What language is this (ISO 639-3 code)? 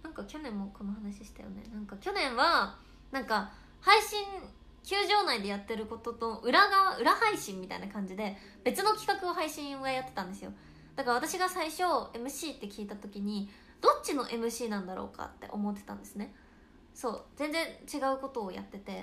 jpn